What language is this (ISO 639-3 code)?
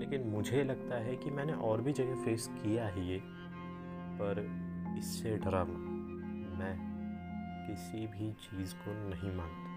hin